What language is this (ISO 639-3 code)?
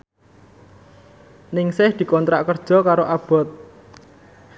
jav